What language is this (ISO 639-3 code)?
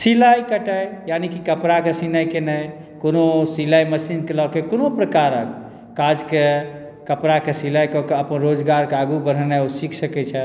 mai